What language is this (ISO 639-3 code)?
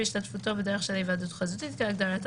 heb